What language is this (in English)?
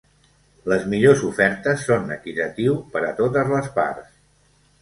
Catalan